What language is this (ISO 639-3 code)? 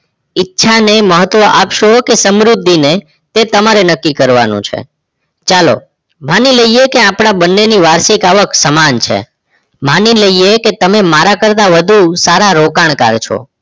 guj